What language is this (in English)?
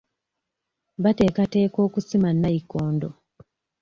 Ganda